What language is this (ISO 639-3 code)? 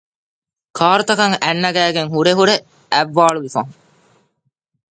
div